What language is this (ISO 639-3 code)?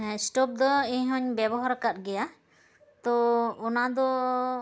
sat